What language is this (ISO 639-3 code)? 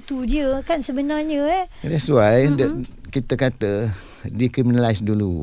msa